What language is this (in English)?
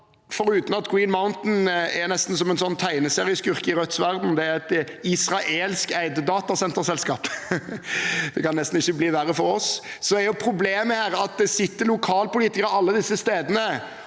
Norwegian